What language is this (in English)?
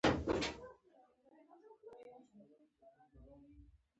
Pashto